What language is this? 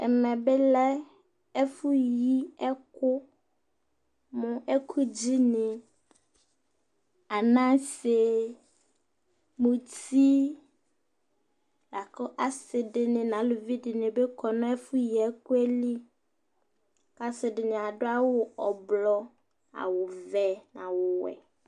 Ikposo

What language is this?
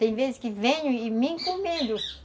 Portuguese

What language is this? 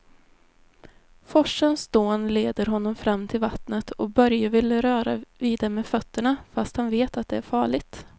Swedish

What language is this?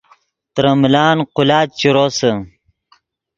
Yidgha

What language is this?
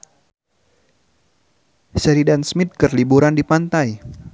Sundanese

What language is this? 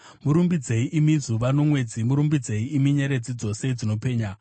Shona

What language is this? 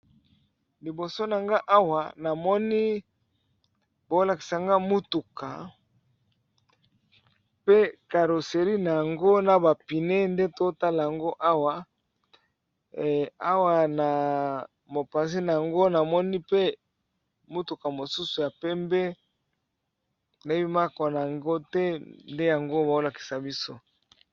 Lingala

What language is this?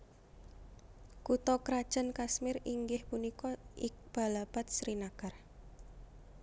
Javanese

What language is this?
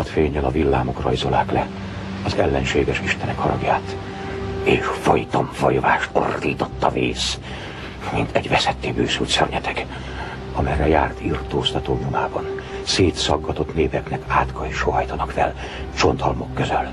Hungarian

